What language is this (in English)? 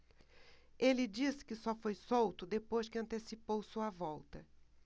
Portuguese